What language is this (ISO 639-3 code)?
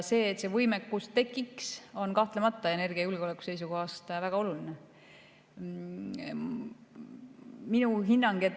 est